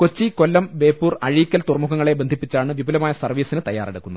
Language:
Malayalam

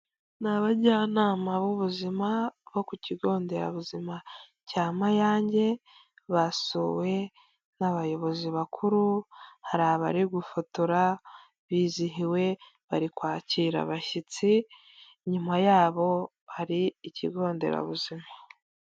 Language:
Kinyarwanda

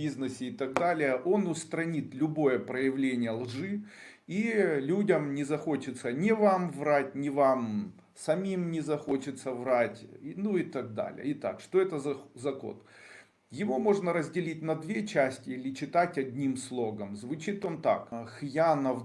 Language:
Russian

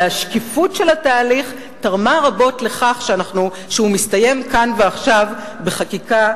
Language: Hebrew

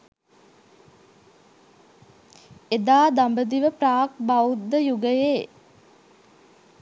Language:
Sinhala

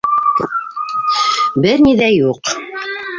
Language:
Bashkir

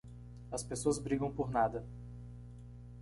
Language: Portuguese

